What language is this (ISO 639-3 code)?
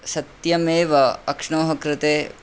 san